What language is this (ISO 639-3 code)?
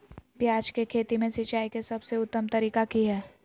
mag